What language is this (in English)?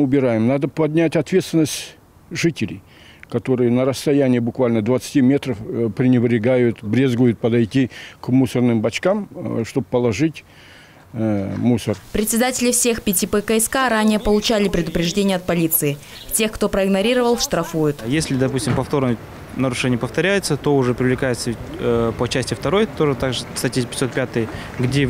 Russian